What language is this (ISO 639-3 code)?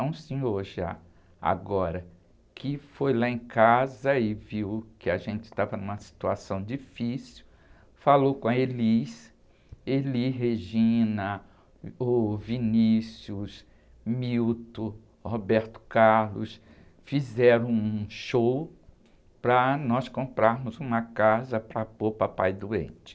por